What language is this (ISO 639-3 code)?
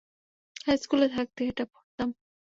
ben